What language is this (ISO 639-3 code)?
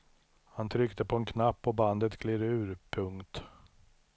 swe